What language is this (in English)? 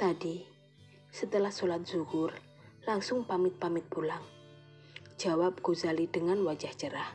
Indonesian